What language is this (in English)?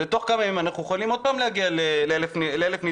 Hebrew